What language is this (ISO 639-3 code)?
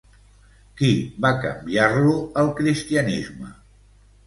cat